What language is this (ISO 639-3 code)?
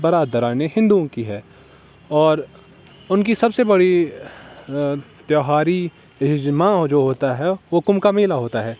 urd